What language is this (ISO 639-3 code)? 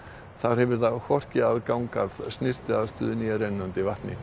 isl